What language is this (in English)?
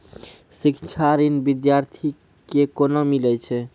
Maithili